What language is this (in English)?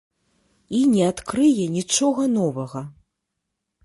Belarusian